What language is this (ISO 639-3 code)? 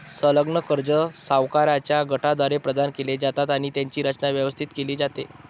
mar